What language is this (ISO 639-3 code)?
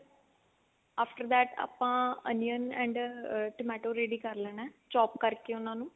pan